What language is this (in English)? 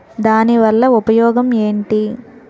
Telugu